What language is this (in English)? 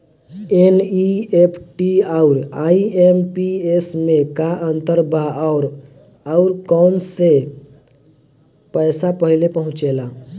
Bhojpuri